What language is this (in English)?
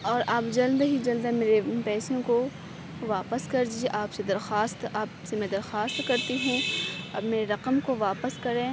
Urdu